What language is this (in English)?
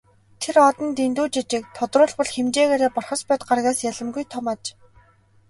Mongolian